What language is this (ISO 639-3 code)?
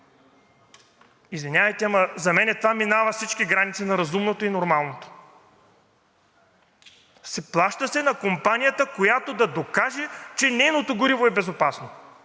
bul